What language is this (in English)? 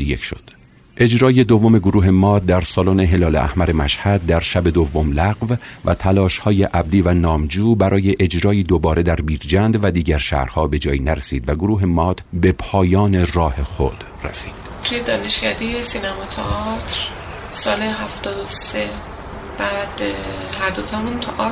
Persian